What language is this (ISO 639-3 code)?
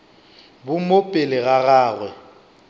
nso